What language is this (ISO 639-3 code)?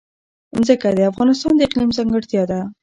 pus